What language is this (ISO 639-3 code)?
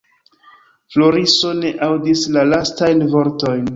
epo